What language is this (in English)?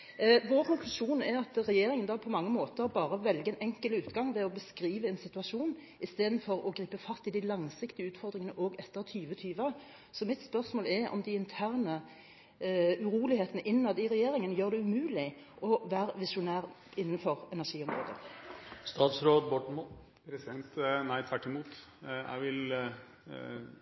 Norwegian Bokmål